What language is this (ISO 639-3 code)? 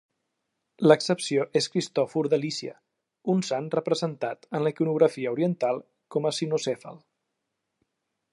cat